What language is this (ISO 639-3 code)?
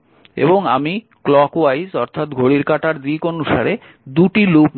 ben